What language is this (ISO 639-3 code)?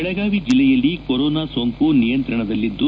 kan